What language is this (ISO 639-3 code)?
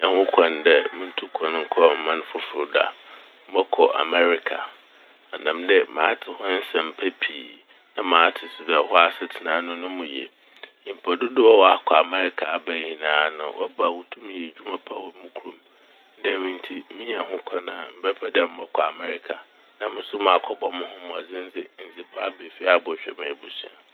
aka